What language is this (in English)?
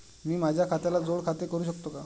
Marathi